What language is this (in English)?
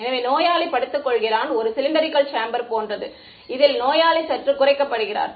Tamil